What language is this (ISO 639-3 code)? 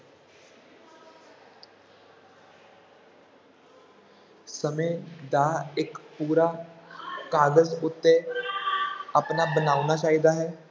pan